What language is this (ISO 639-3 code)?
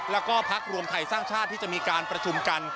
tha